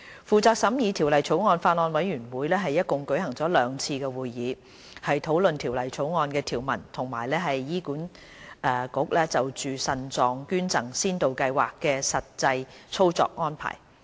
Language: Cantonese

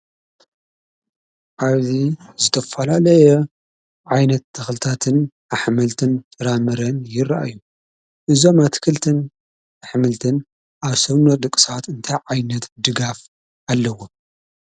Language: Tigrinya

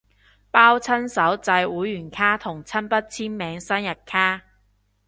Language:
Cantonese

